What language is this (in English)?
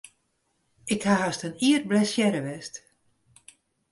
Western Frisian